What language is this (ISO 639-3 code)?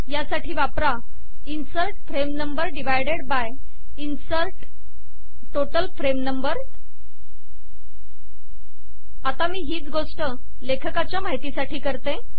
mar